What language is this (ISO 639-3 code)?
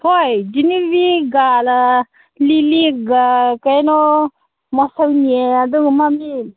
mni